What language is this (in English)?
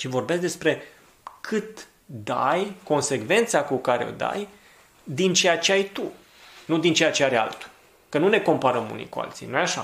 Romanian